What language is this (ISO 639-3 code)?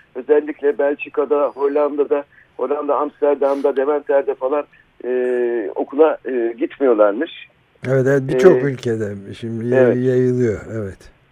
tur